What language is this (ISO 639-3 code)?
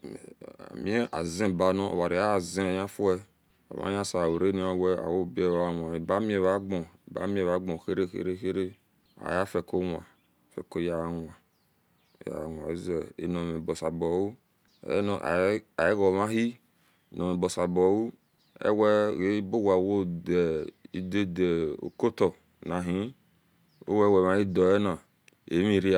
ish